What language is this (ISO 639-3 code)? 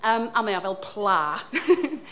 cym